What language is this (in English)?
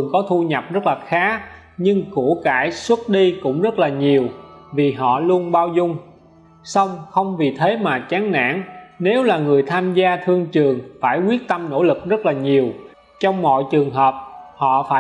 Vietnamese